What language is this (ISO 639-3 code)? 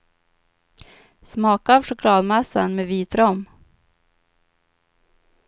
swe